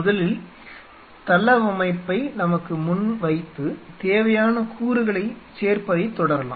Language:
Tamil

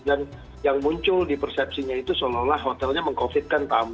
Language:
Indonesian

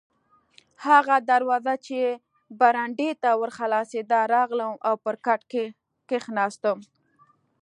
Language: Pashto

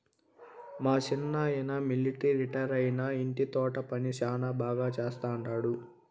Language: Telugu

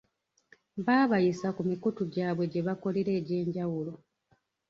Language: Ganda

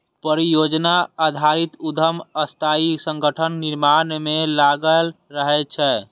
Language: Maithili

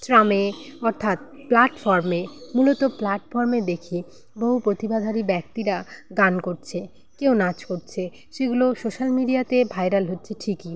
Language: Bangla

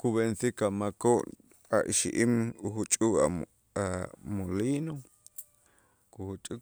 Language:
Itzá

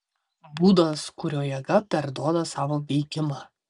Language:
Lithuanian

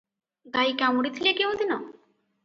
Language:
Odia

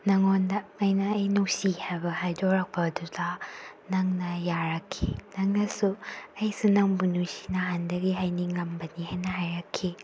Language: Manipuri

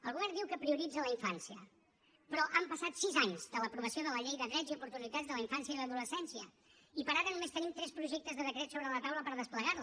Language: Catalan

